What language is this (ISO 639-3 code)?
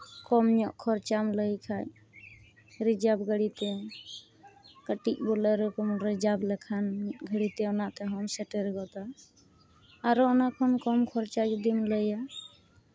sat